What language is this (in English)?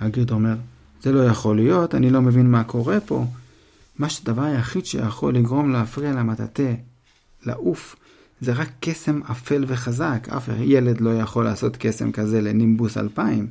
Hebrew